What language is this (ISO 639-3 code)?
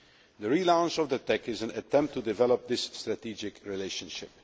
eng